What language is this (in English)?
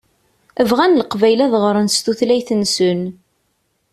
Kabyle